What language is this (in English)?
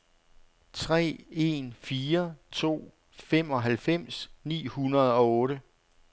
Danish